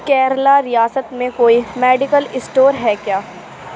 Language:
Urdu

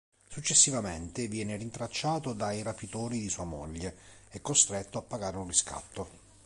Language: Italian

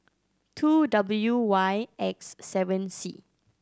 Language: English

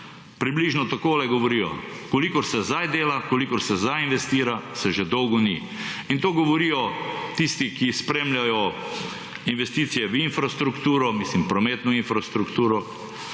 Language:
Slovenian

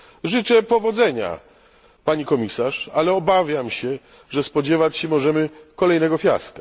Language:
Polish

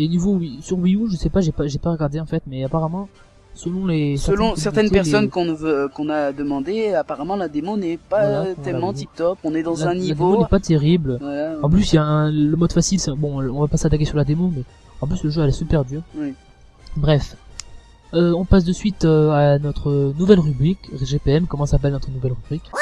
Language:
French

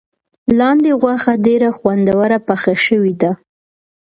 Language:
Pashto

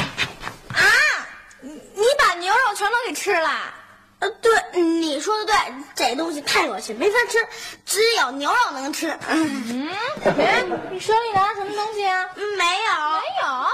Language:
Chinese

